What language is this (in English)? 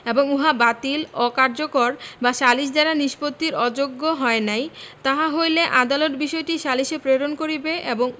Bangla